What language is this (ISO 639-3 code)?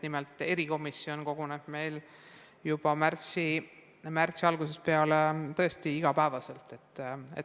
est